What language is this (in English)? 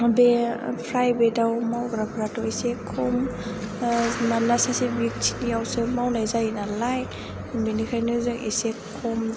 Bodo